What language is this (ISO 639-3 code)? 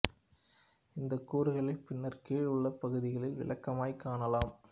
tam